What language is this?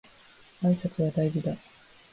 Japanese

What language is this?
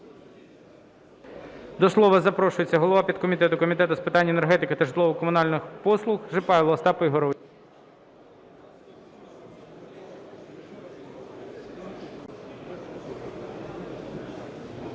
Ukrainian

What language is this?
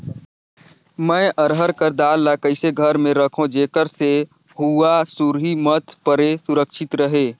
Chhattisgarhi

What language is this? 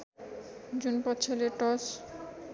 Nepali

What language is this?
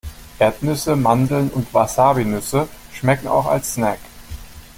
German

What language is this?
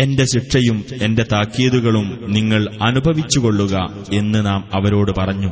Malayalam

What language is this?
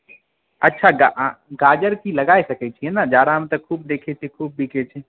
Maithili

